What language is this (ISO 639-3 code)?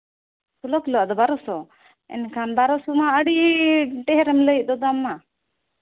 sat